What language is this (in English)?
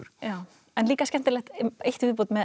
Icelandic